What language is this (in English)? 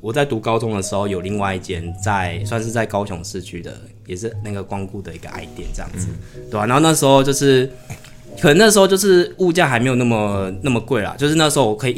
Chinese